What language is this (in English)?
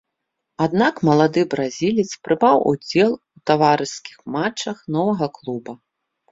Belarusian